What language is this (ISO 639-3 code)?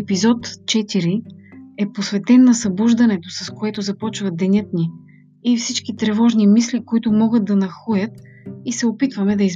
bul